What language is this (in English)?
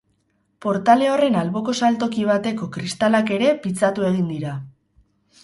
Basque